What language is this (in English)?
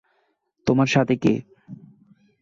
Bangla